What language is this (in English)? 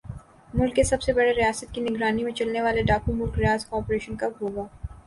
Urdu